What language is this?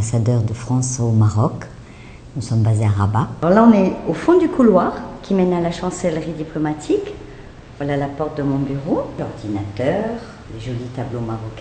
French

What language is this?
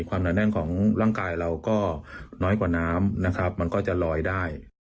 Thai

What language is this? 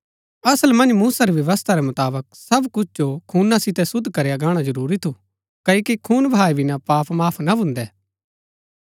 Gaddi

